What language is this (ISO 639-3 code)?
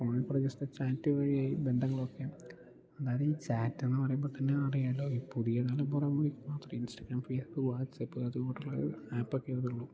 mal